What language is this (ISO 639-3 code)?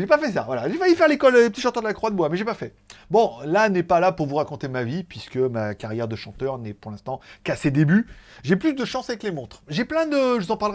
fra